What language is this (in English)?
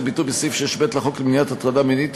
Hebrew